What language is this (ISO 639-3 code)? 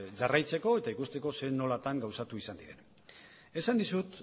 eus